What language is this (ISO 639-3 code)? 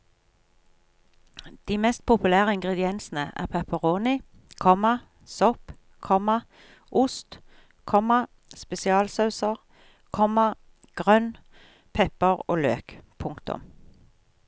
nor